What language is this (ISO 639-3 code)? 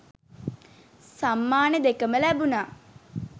sin